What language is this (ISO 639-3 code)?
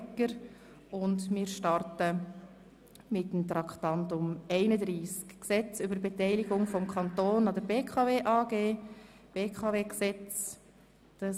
gsw